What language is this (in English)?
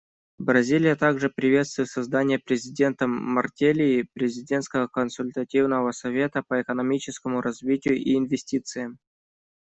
Russian